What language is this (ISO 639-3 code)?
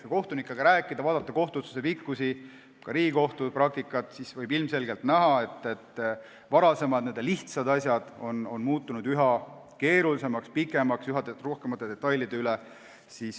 est